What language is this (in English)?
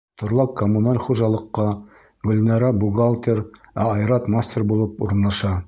Bashkir